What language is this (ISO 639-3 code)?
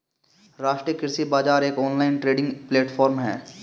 hin